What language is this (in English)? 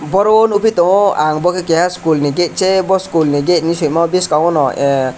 Kok Borok